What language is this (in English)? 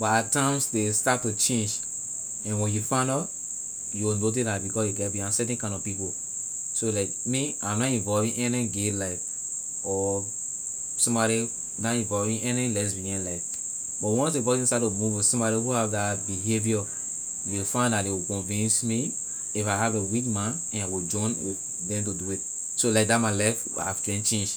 Liberian English